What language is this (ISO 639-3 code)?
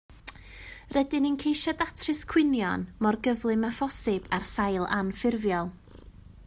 cym